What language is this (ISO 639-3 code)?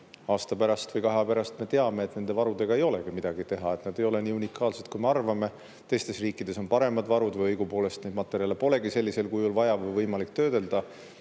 est